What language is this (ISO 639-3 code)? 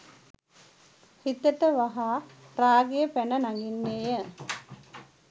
sin